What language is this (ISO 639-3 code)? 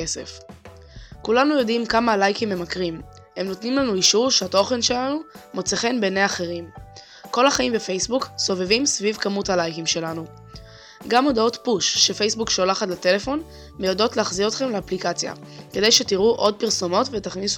heb